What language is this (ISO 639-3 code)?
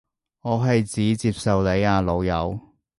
yue